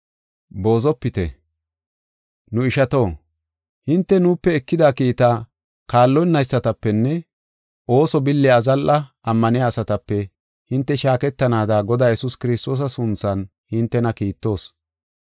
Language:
Gofa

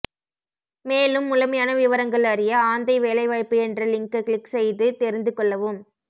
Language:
Tamil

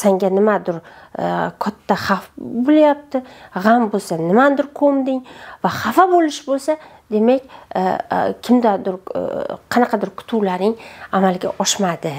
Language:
Turkish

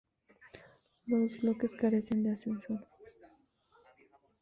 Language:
Spanish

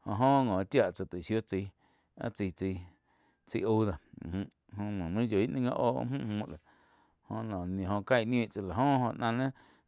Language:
Quiotepec Chinantec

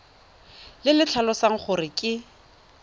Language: Tswana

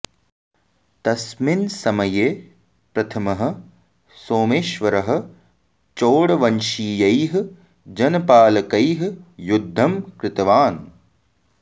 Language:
Sanskrit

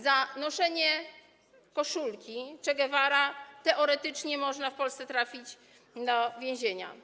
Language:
Polish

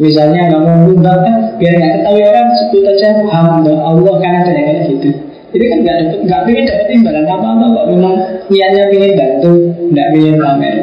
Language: Indonesian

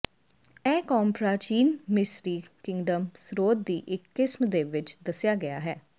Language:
Punjabi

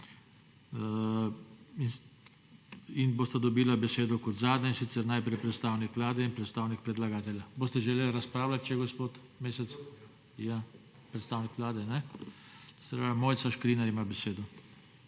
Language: Slovenian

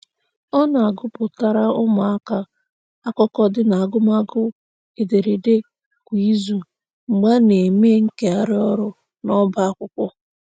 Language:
Igbo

